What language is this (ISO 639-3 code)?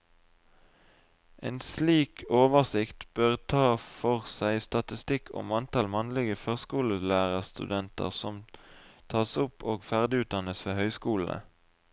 nor